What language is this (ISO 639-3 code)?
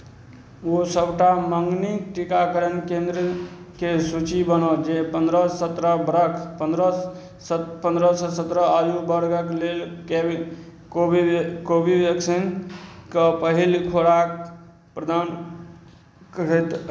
mai